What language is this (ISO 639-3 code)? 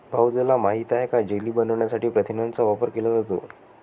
mar